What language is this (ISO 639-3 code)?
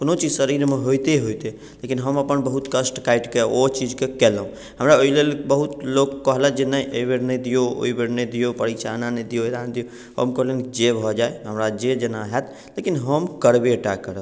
mai